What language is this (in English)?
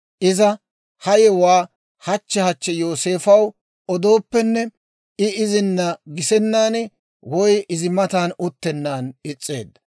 Dawro